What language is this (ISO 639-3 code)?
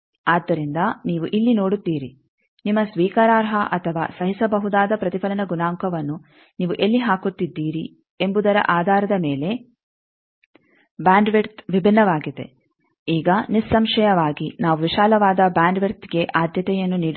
kan